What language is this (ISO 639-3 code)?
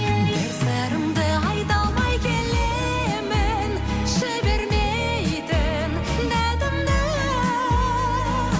kaz